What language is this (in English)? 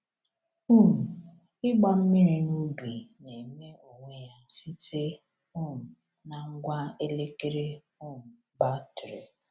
Igbo